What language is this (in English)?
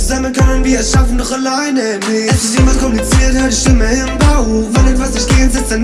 German